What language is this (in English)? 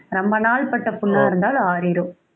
Tamil